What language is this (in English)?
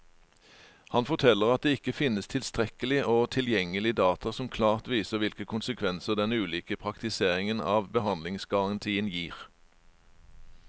Norwegian